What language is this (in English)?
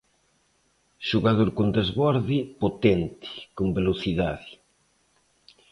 Galician